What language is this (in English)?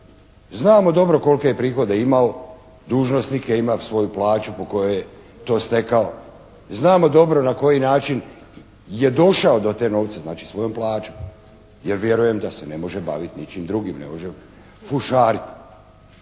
Croatian